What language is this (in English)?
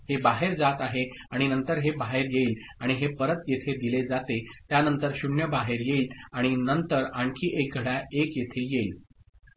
Marathi